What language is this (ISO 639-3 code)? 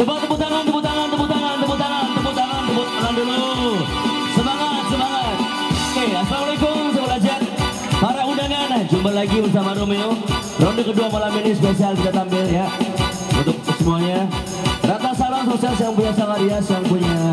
ind